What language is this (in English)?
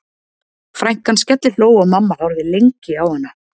Icelandic